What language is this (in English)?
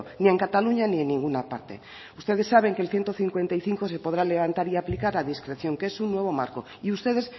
Spanish